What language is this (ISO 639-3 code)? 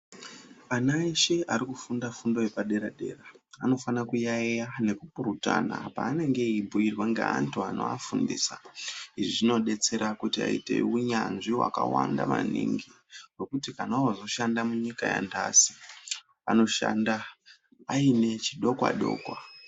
ndc